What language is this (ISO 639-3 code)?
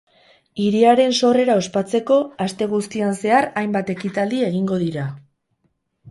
eus